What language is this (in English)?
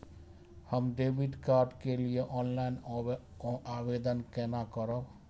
Maithili